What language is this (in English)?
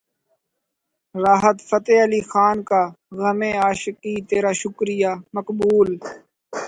Urdu